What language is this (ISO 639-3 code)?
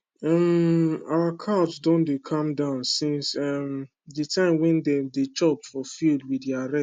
pcm